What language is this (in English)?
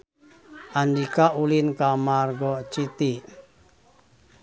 Sundanese